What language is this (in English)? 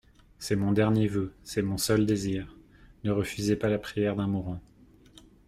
French